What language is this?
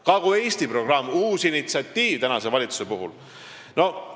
Estonian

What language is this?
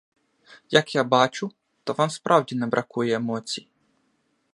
Ukrainian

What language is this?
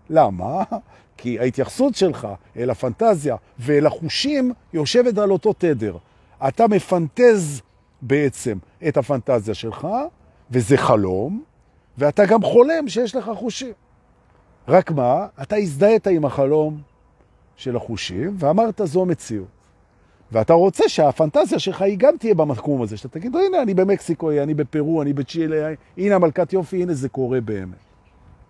Hebrew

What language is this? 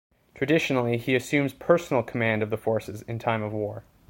English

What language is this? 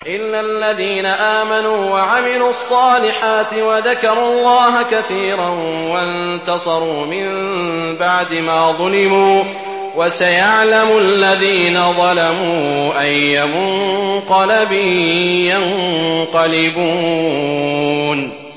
Arabic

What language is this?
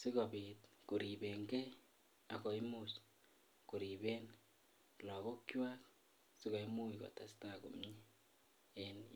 Kalenjin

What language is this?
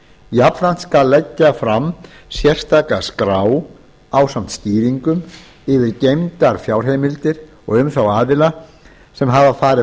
Icelandic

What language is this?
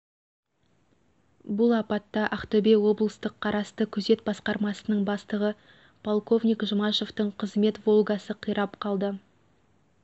Kazakh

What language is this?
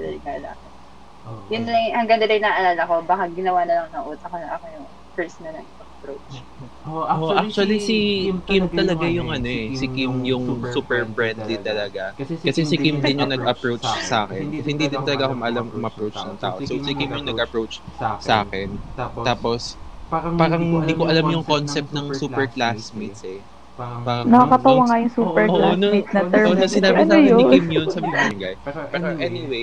Filipino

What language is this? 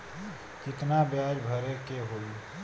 Bhojpuri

